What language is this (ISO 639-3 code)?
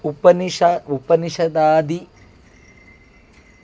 san